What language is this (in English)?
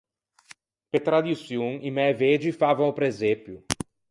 Ligurian